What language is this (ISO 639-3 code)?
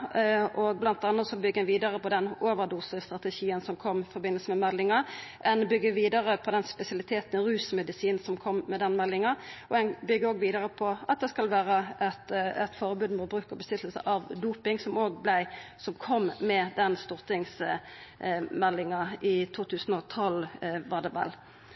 nno